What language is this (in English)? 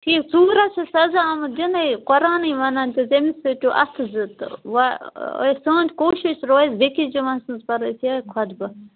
Kashmiri